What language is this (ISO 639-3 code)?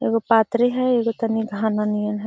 mag